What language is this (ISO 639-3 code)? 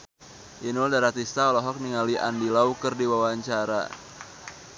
sun